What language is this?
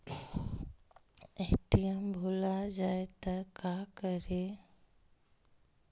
Magahi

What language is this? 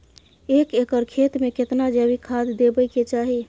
Maithili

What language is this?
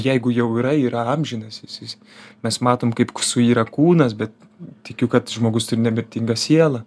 Lithuanian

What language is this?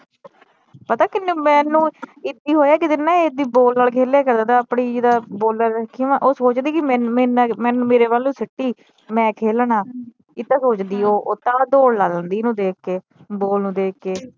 Punjabi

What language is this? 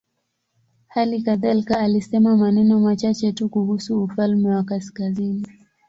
Swahili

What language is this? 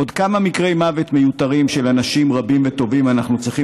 Hebrew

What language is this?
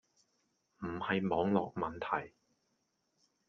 Cantonese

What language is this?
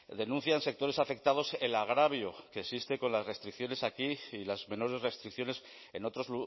Spanish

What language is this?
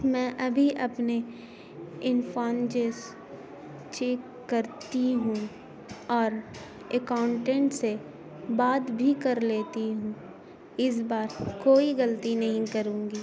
Urdu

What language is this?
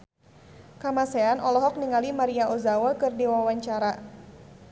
Sundanese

